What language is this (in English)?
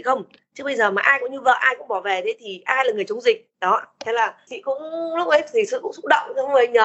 Vietnamese